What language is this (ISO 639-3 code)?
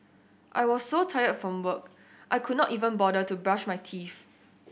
eng